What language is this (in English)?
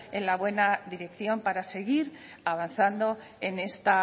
Spanish